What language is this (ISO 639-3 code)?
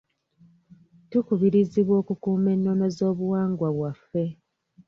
lug